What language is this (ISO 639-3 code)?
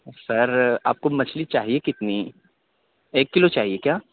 urd